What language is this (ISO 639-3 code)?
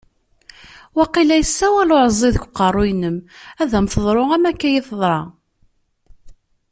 kab